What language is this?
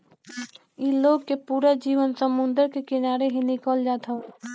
Bhojpuri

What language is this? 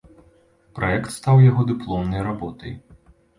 Belarusian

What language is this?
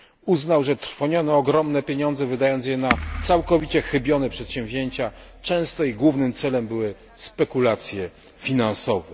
Polish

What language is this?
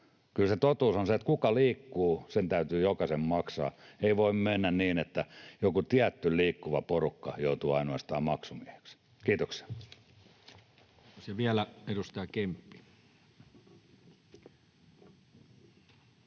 Finnish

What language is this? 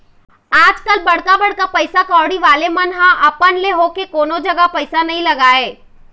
Chhattisgarhi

